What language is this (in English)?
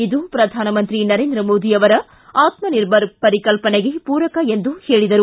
Kannada